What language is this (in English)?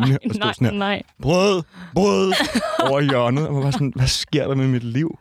Danish